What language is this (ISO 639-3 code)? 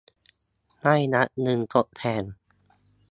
tha